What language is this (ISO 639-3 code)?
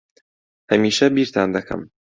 ckb